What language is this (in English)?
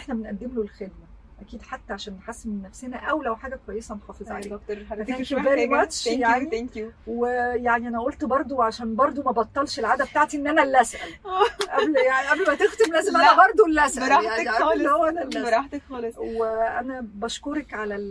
Arabic